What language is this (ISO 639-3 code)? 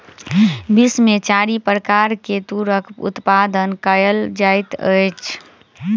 mai